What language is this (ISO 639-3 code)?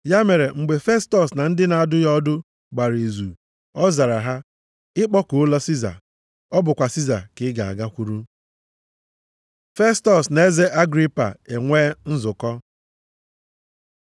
ibo